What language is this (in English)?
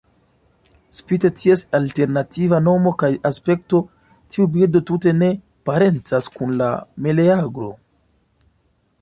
Esperanto